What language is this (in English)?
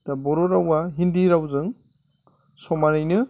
Bodo